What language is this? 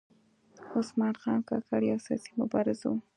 Pashto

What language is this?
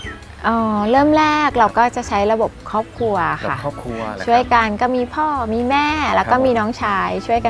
Thai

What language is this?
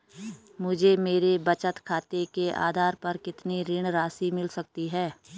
Hindi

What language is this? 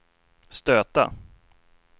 Swedish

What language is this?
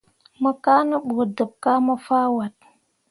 Mundang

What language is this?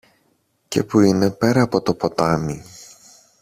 Greek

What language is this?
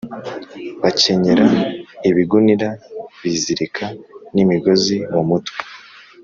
Kinyarwanda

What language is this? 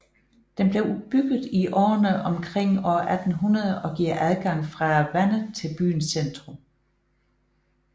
Danish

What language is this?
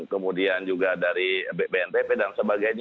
Indonesian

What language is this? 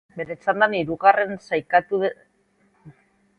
Basque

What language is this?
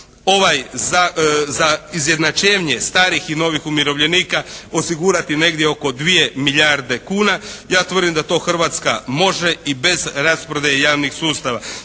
Croatian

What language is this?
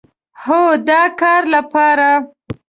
Pashto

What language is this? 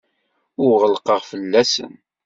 Kabyle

